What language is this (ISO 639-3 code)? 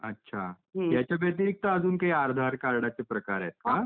mar